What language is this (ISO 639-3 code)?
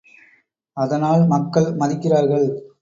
tam